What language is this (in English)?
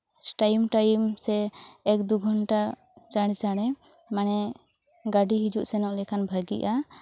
Santali